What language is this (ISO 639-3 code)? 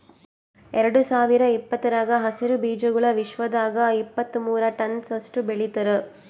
kan